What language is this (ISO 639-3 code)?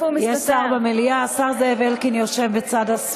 heb